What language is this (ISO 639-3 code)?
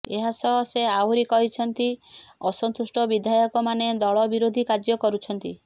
ori